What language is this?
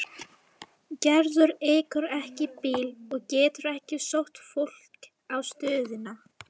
Icelandic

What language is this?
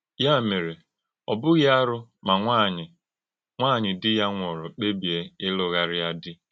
Igbo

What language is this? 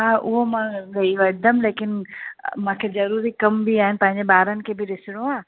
Sindhi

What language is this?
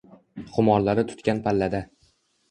Uzbek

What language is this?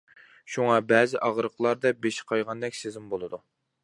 Uyghur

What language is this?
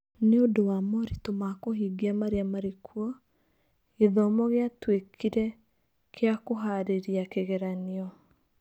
Kikuyu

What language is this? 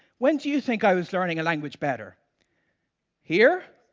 English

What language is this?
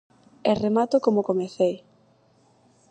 Galician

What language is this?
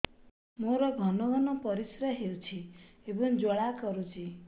Odia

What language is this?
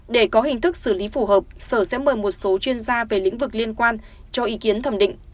Vietnamese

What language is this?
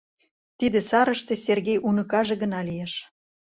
Mari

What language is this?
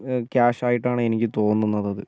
Malayalam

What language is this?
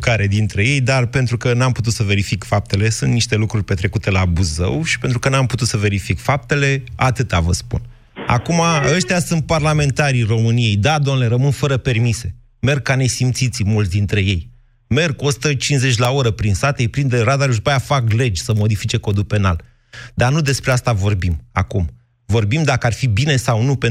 Romanian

